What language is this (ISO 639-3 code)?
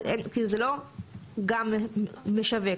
heb